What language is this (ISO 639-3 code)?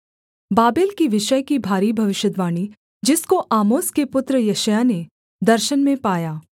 hin